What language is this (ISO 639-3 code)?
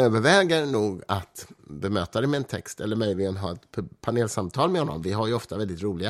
swe